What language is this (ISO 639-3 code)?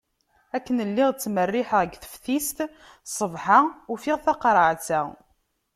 kab